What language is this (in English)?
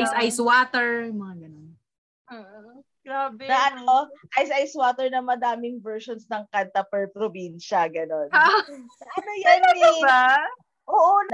Filipino